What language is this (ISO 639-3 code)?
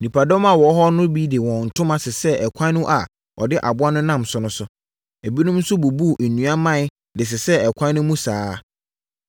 aka